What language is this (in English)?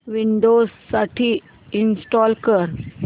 Marathi